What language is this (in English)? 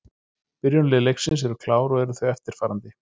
Icelandic